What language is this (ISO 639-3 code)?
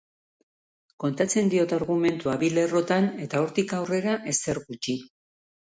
eus